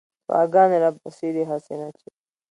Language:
Pashto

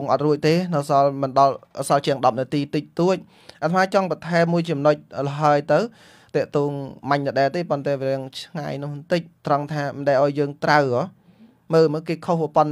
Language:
Vietnamese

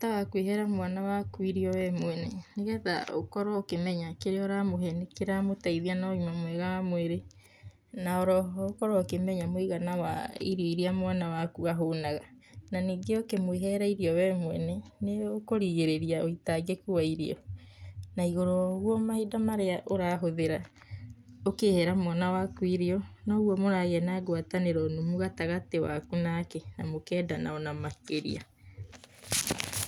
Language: Kikuyu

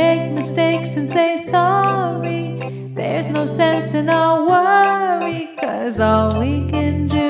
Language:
Polish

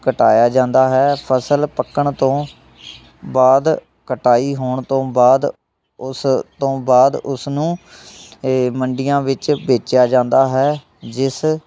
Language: Punjabi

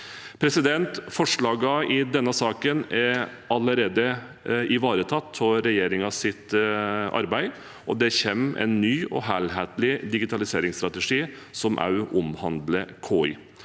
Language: Norwegian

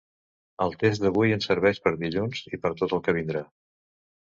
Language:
Catalan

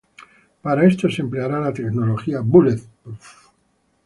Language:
Spanish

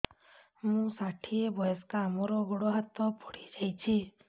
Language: Odia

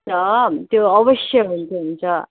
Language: Nepali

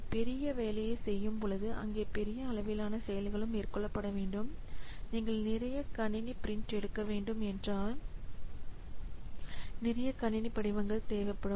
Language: Tamil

